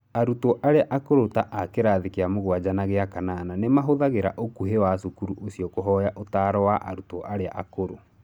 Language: Kikuyu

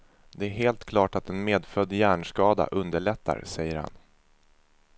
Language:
Swedish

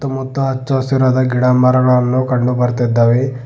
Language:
Kannada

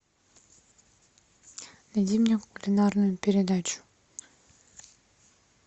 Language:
Russian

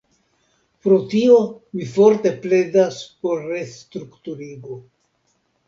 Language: Esperanto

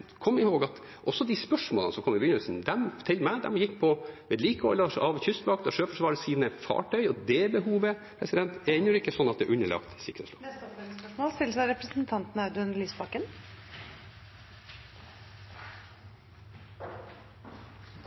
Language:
Norwegian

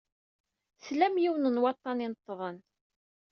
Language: Kabyle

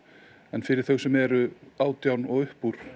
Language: Icelandic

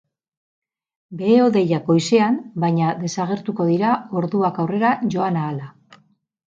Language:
Basque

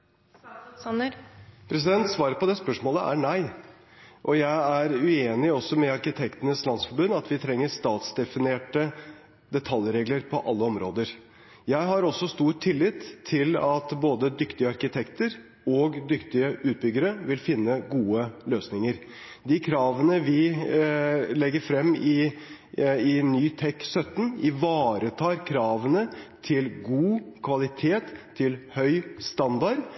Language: Norwegian Bokmål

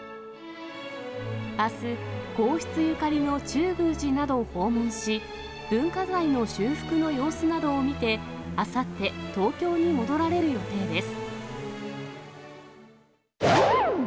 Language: Japanese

